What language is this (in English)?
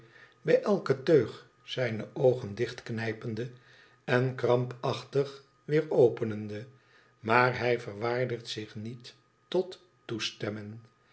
Dutch